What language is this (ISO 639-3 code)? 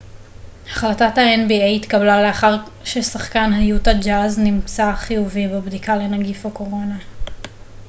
heb